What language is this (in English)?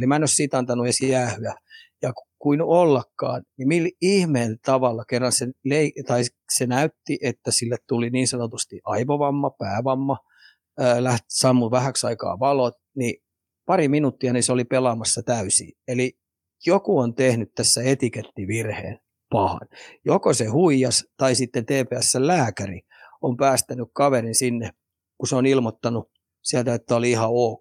Finnish